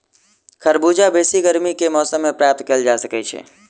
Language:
Maithili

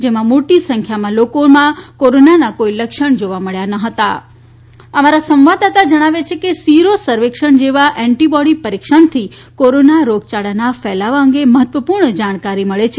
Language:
Gujarati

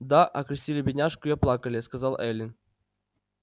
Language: Russian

